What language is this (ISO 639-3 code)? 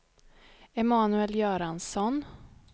swe